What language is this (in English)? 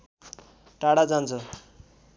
Nepali